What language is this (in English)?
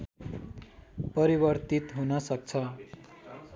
Nepali